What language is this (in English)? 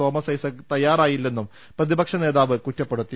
Malayalam